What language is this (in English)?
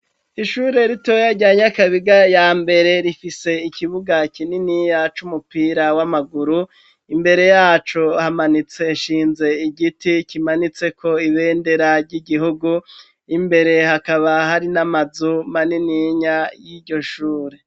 Rundi